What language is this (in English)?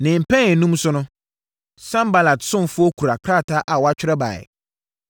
Akan